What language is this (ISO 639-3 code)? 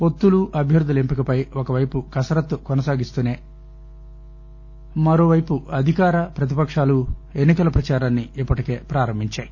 tel